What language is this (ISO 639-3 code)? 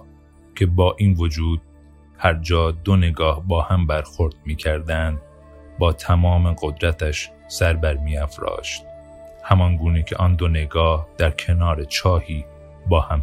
fas